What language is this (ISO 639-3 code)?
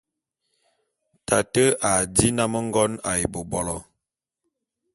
bum